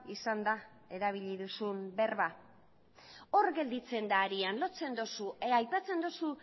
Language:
Basque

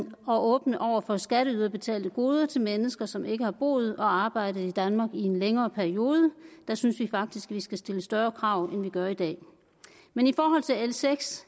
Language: Danish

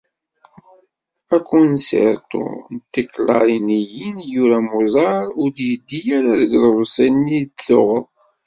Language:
Kabyle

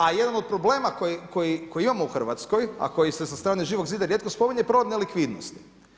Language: Croatian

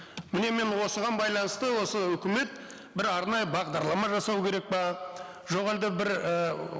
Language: Kazakh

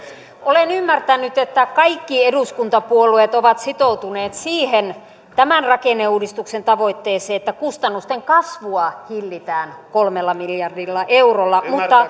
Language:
Finnish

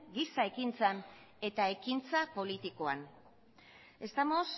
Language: Basque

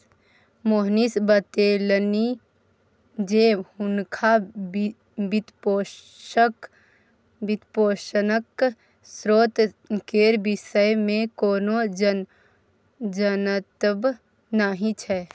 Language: Maithili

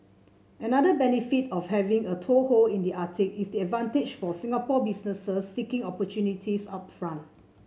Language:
English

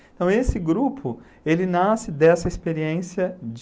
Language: Portuguese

